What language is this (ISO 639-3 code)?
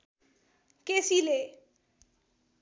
nep